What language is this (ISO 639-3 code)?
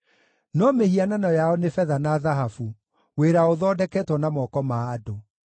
kik